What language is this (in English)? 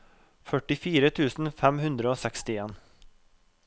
Norwegian